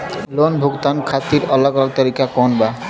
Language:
Bhojpuri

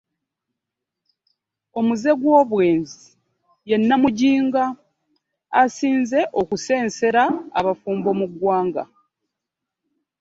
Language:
Ganda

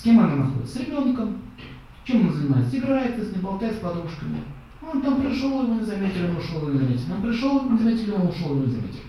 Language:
Russian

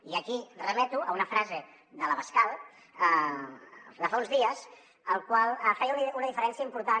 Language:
Catalan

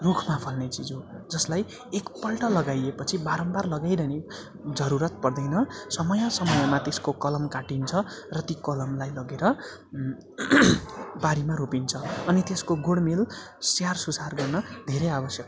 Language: Nepali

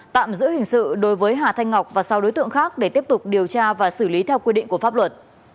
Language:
Vietnamese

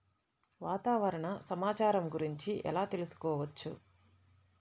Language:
Telugu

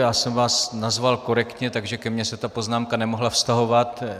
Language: Czech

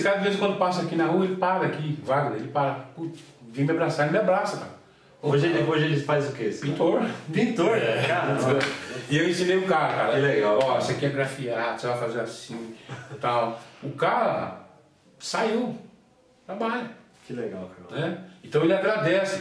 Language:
Portuguese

